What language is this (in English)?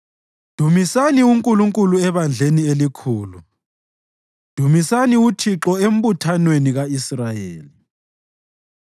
North Ndebele